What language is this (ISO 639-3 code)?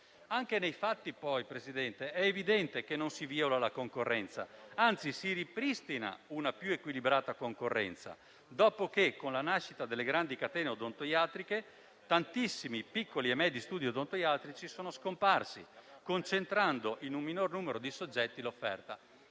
ita